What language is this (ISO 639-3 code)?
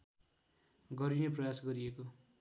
nep